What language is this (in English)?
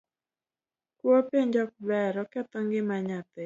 Luo (Kenya and Tanzania)